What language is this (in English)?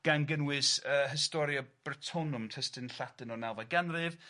Welsh